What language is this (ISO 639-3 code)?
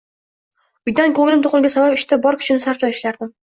uzb